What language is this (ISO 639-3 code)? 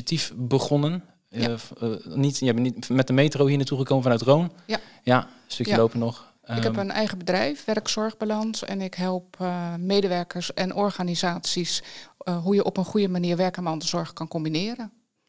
nld